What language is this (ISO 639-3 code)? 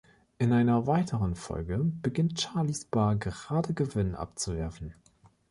deu